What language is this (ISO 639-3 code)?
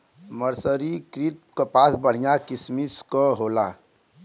bho